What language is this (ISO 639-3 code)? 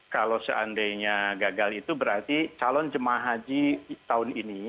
ind